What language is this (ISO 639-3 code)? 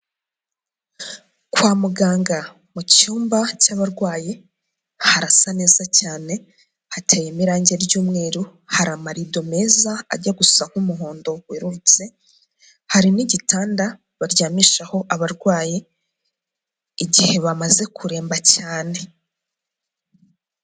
kin